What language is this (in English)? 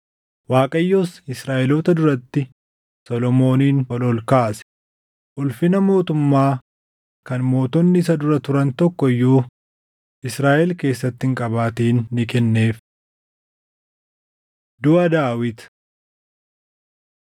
Oromo